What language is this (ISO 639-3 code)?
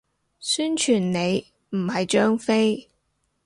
yue